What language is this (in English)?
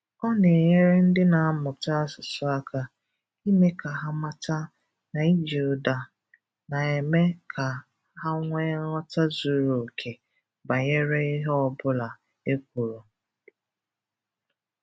Igbo